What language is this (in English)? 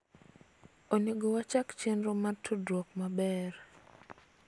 Luo (Kenya and Tanzania)